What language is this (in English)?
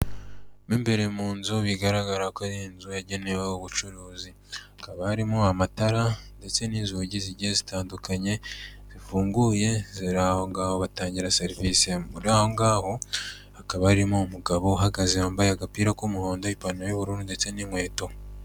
Kinyarwanda